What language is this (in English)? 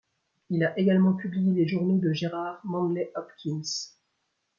French